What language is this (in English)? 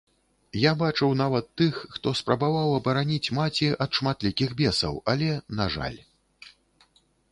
Belarusian